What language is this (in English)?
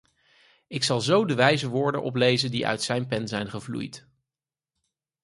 Dutch